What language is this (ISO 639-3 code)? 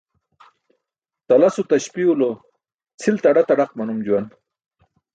bsk